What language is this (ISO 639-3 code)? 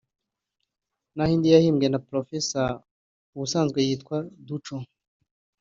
kin